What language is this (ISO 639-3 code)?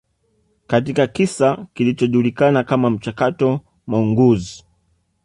swa